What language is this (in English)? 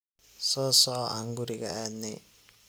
Somali